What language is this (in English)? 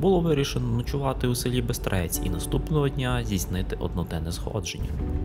Ukrainian